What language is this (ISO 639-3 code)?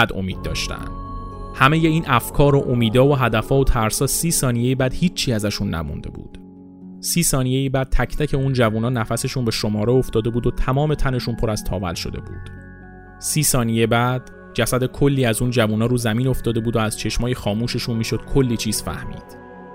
fas